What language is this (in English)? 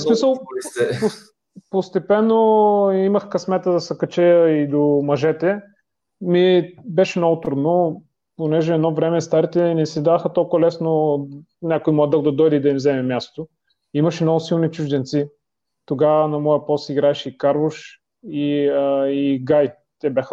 Bulgarian